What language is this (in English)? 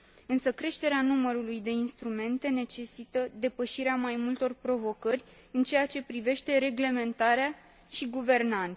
Romanian